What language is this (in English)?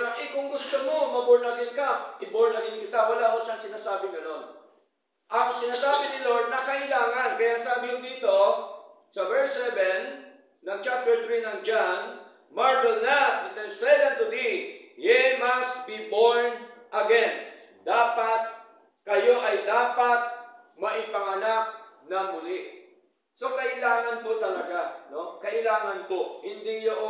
Filipino